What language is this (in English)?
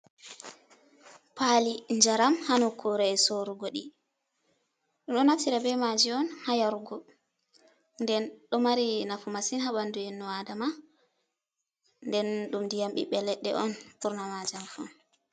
Fula